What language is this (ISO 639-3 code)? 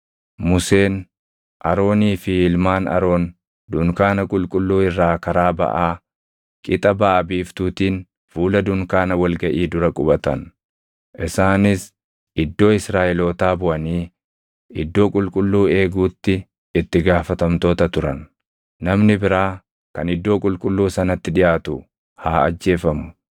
orm